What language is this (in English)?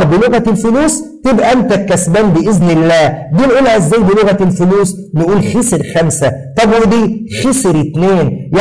Arabic